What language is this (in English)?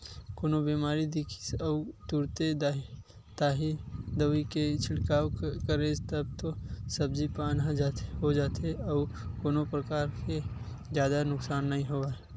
Chhattisgarhi